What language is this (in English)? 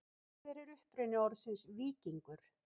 Icelandic